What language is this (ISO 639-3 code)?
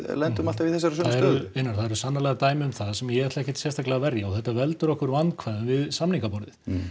isl